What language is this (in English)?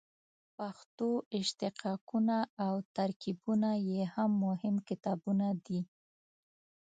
Pashto